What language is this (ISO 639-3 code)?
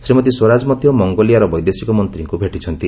ori